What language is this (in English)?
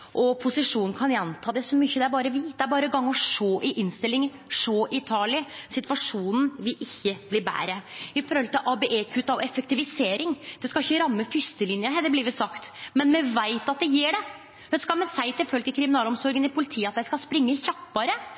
Norwegian Nynorsk